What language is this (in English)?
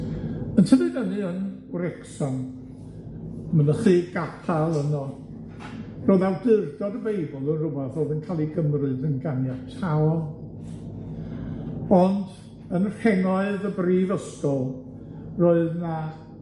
Welsh